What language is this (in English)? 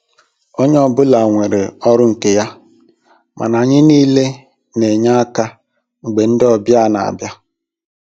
Igbo